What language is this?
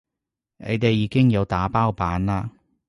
Cantonese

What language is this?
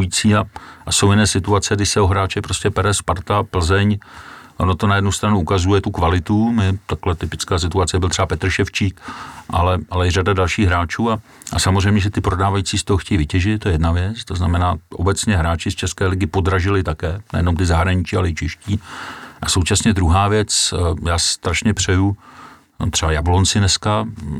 Czech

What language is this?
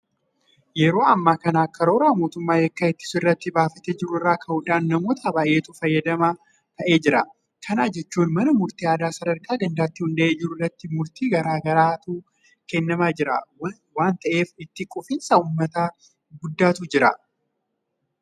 Oromo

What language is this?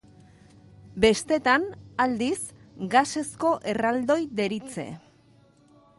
Basque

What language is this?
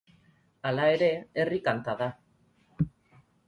Basque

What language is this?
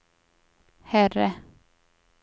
Swedish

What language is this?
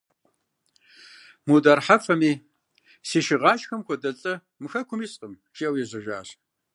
Kabardian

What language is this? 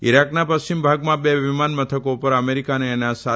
Gujarati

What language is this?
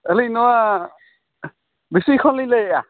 Santali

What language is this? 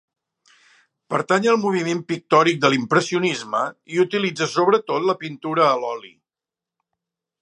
Catalan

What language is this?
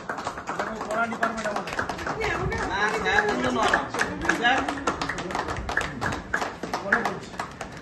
Arabic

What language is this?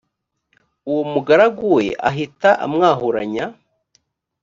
Kinyarwanda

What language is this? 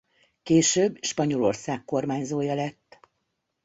Hungarian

